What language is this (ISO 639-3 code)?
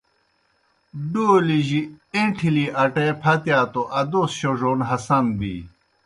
plk